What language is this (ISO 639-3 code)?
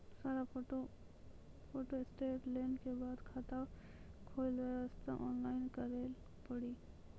mai